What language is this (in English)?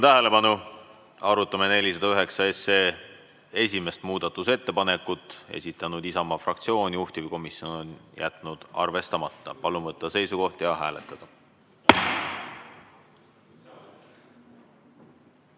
Estonian